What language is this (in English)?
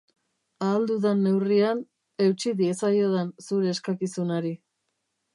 Basque